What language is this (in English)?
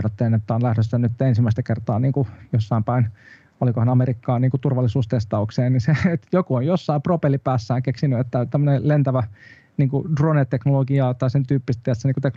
Finnish